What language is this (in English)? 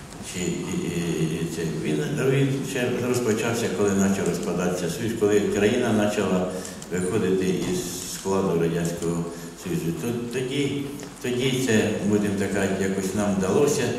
Ukrainian